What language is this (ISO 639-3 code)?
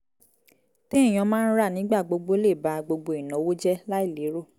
yor